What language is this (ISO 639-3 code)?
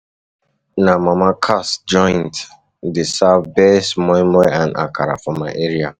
pcm